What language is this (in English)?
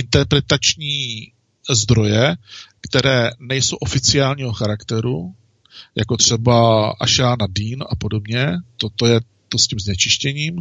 Czech